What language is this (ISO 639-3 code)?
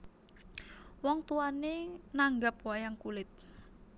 jav